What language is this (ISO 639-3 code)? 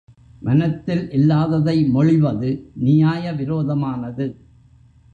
tam